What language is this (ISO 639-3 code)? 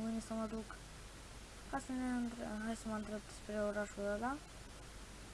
ron